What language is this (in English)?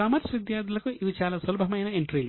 Telugu